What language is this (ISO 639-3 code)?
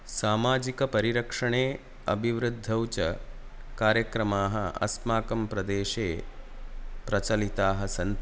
san